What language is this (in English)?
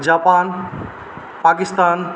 Nepali